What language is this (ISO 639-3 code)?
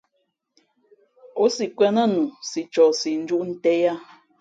fmp